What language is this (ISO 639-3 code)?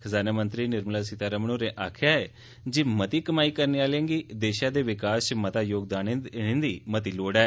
doi